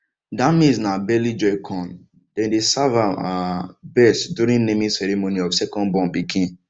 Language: Nigerian Pidgin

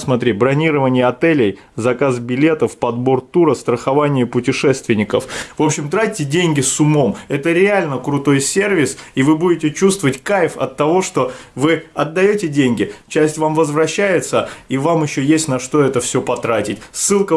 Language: Russian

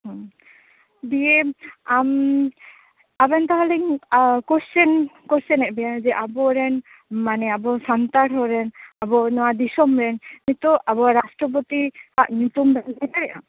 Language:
Santali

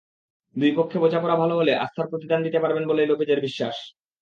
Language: Bangla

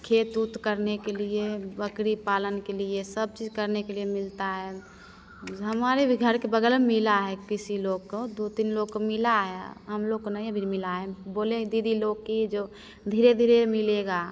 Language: Hindi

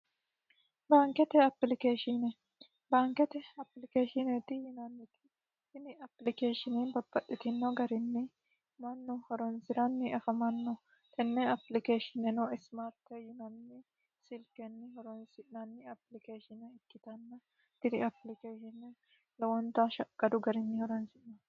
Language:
Sidamo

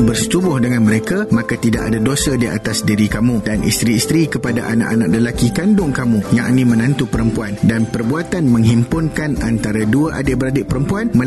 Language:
Malay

